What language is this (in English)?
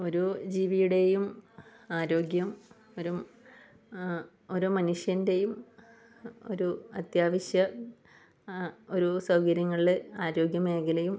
Malayalam